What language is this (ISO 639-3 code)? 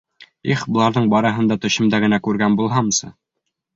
bak